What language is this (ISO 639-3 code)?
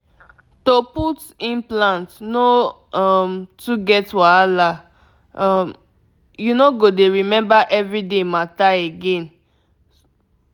pcm